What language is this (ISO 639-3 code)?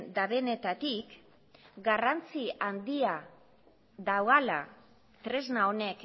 eus